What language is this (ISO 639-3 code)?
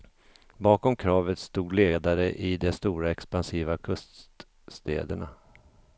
swe